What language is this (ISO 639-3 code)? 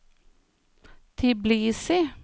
nor